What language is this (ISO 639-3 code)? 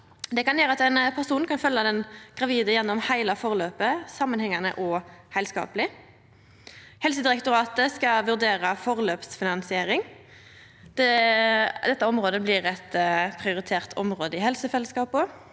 nor